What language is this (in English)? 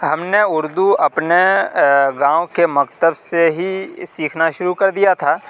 Urdu